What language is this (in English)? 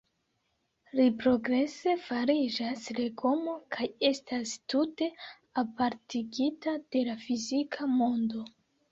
Esperanto